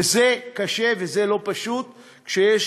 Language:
Hebrew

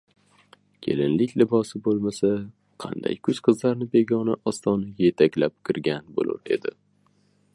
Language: Uzbek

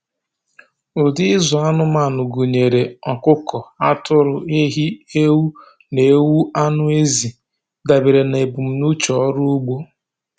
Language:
Igbo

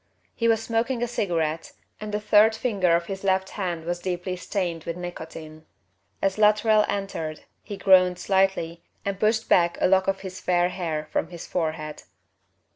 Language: English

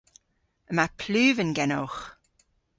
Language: Cornish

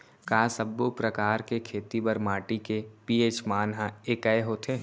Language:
Chhattisgarhi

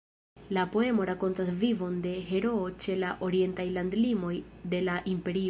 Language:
Esperanto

